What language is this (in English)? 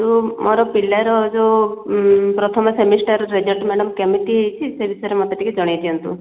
Odia